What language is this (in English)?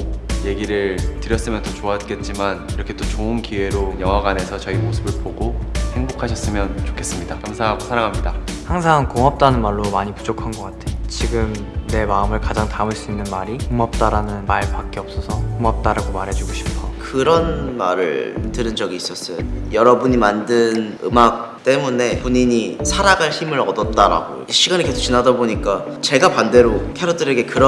Korean